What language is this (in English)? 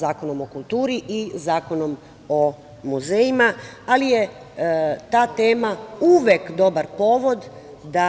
Serbian